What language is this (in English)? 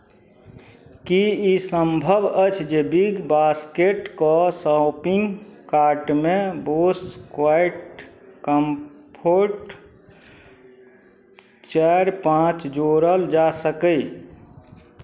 Maithili